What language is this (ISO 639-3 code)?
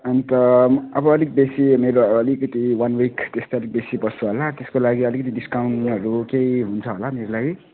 nep